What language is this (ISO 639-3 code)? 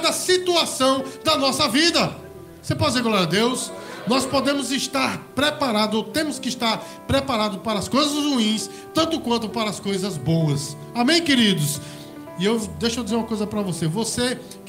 por